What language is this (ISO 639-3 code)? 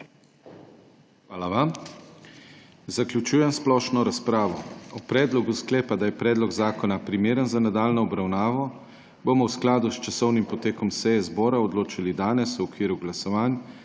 slv